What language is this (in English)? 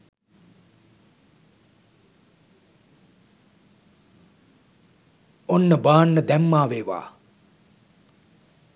Sinhala